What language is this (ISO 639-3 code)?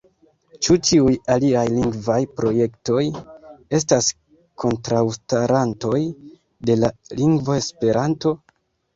epo